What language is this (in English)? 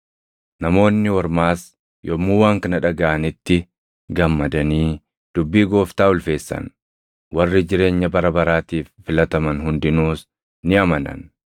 Oromo